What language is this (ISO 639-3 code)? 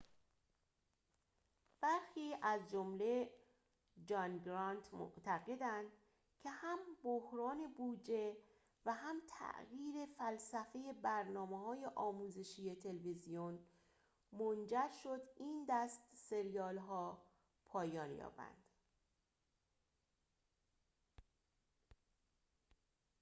fas